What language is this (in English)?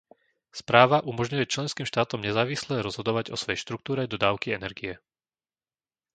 Slovak